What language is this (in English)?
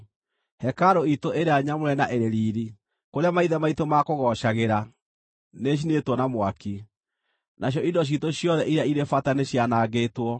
Kikuyu